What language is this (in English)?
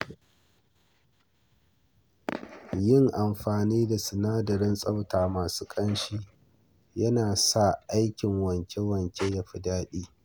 Hausa